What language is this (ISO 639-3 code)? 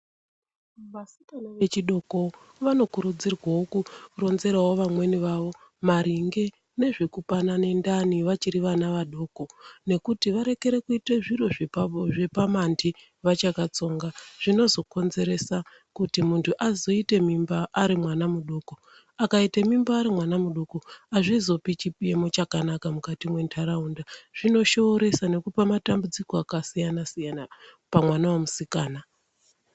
ndc